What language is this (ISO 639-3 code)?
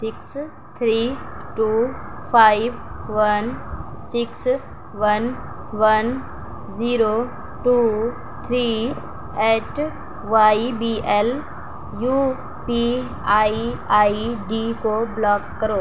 urd